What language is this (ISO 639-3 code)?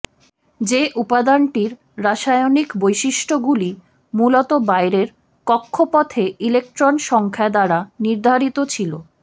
ben